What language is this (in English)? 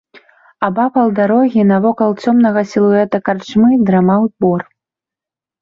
Belarusian